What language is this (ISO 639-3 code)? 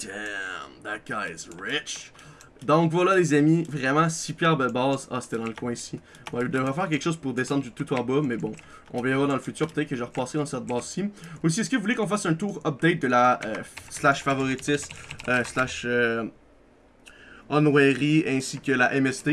fra